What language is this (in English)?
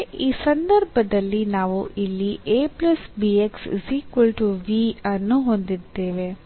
Kannada